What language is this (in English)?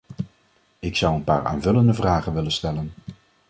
Dutch